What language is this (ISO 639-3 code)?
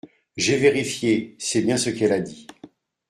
fra